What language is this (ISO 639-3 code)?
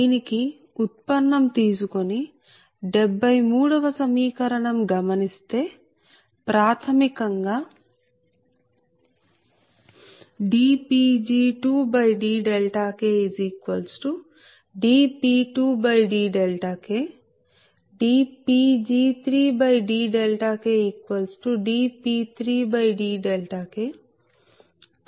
tel